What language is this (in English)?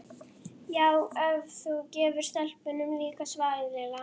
Icelandic